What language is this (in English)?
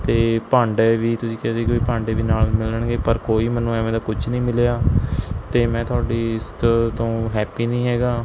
Punjabi